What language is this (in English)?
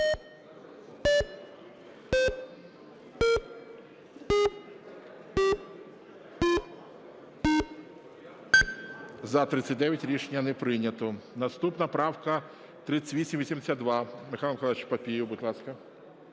Ukrainian